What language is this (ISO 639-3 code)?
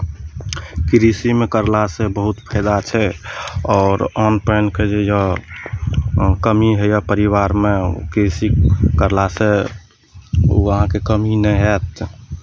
mai